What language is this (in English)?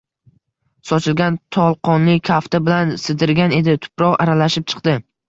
Uzbek